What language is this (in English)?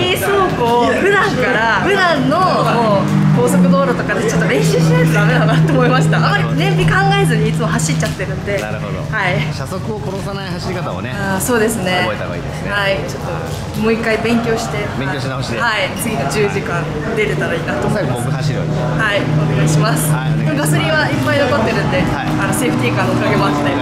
Japanese